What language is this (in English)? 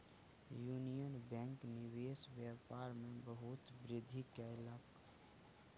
Maithili